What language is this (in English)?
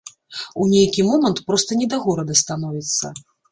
Belarusian